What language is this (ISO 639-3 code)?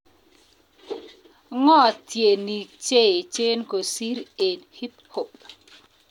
kln